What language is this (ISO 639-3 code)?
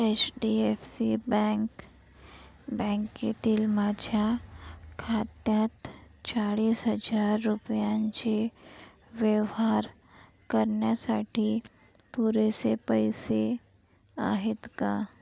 mar